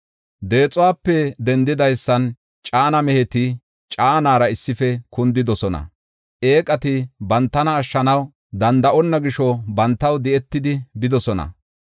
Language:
Gofa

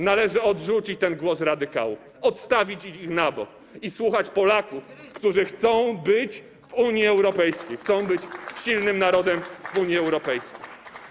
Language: Polish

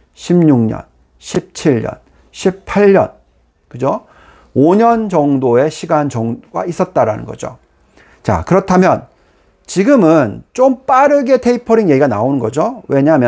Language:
Korean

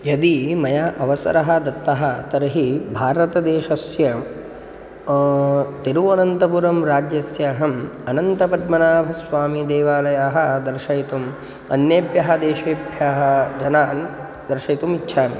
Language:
Sanskrit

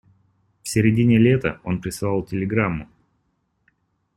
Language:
Russian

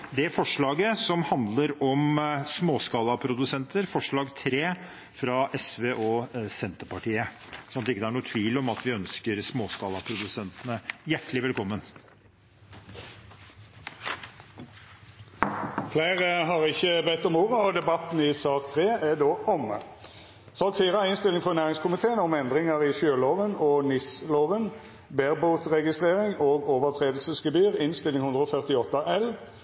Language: Norwegian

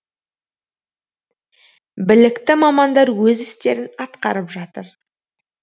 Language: Kazakh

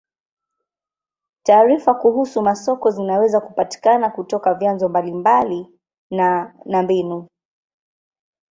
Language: Swahili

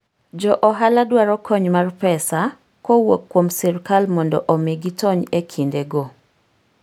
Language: Luo (Kenya and Tanzania)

